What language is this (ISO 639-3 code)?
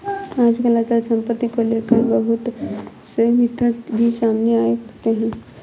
hin